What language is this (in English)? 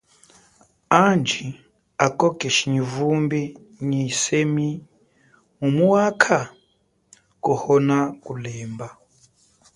Chokwe